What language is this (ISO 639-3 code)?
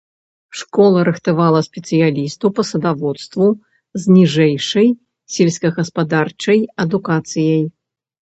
bel